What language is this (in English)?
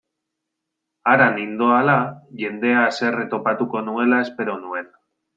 Basque